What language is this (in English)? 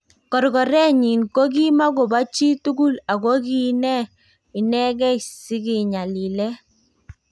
Kalenjin